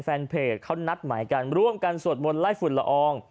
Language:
Thai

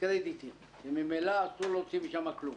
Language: Hebrew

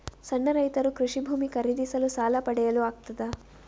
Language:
Kannada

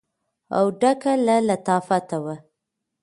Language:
Pashto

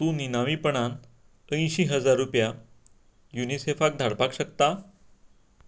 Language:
Konkani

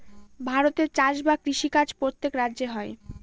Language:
Bangla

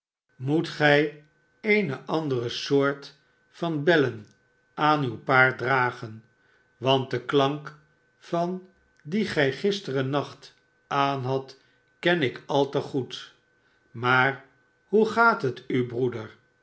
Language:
Dutch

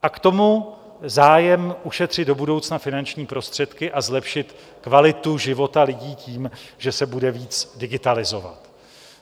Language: Czech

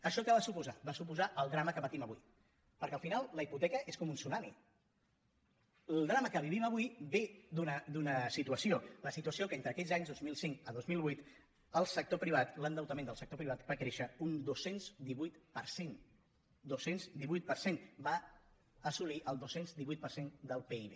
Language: Catalan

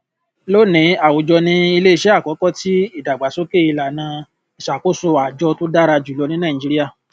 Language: Yoruba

